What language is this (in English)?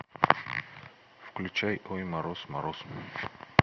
Russian